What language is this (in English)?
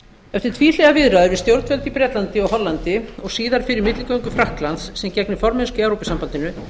Icelandic